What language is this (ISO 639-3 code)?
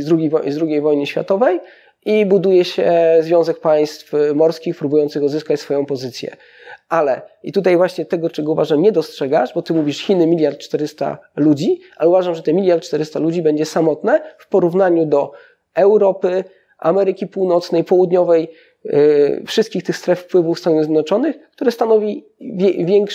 pol